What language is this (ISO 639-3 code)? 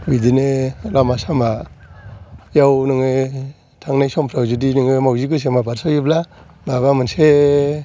brx